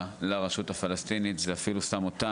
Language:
Hebrew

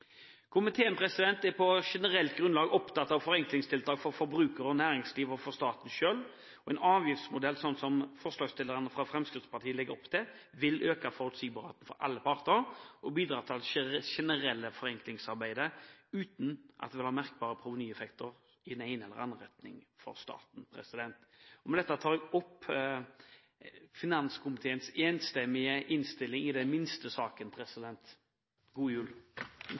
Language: Norwegian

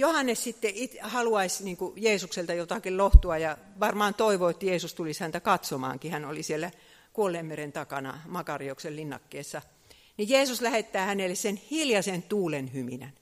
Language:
Finnish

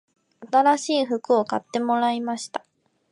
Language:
Japanese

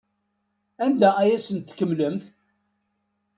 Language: Kabyle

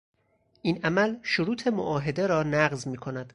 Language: Persian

